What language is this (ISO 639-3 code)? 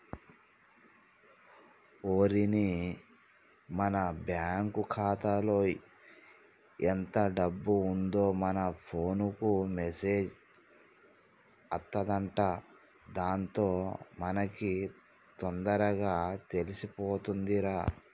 tel